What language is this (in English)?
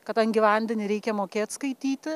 Lithuanian